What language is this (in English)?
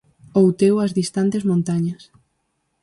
Galician